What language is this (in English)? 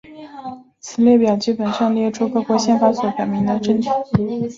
Chinese